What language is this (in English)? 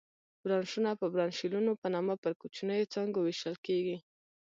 Pashto